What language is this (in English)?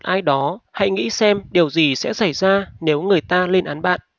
Vietnamese